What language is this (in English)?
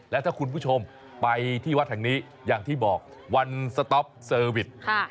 Thai